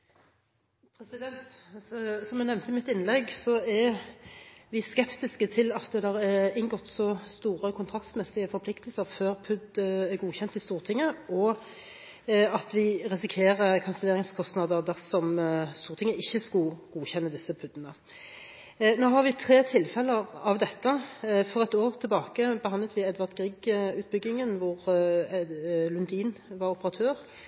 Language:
Norwegian Bokmål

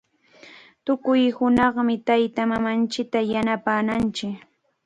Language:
Chiquián Ancash Quechua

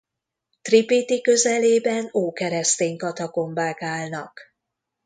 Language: Hungarian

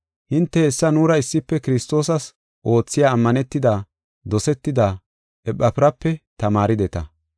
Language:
Gofa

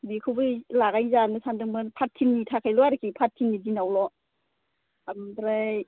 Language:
Bodo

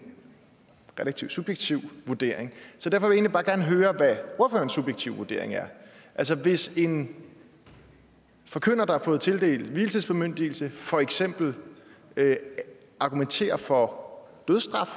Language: Danish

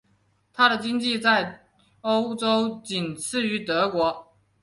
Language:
Chinese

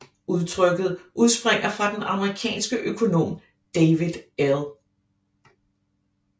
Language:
Danish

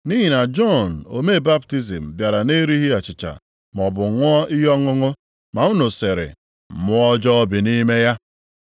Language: Igbo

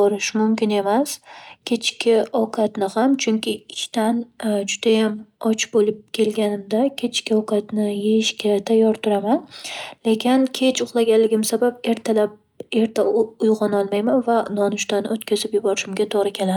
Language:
Uzbek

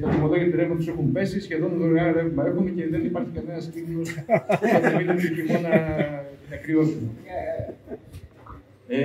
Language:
Greek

